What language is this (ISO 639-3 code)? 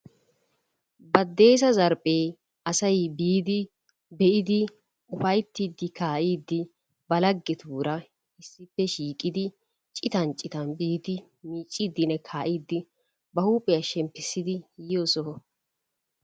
wal